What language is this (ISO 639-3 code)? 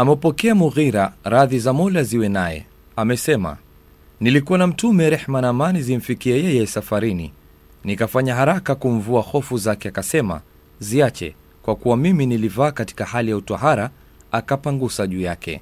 swa